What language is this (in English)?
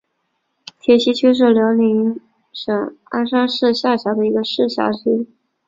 Chinese